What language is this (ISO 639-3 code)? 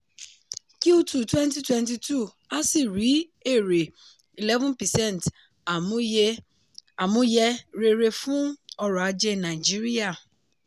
yor